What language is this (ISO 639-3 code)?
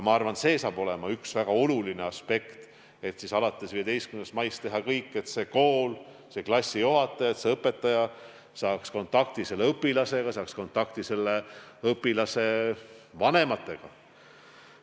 est